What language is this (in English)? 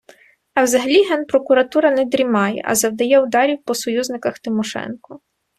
Ukrainian